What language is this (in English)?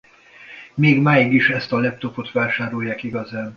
Hungarian